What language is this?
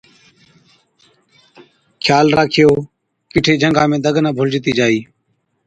Od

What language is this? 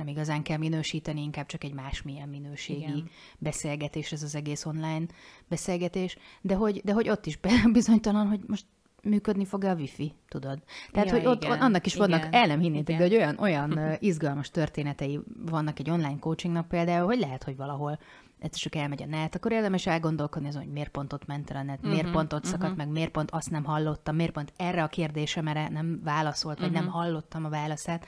Hungarian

